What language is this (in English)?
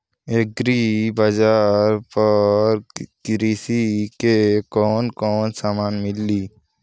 Bhojpuri